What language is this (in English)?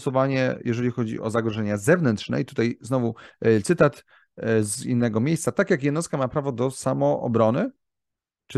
Polish